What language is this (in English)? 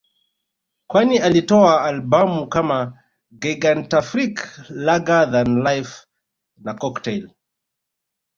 Swahili